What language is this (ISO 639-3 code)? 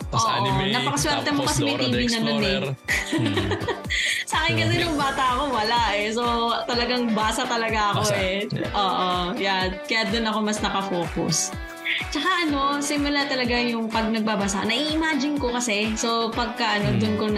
fil